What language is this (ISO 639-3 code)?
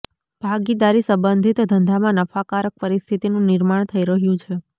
guj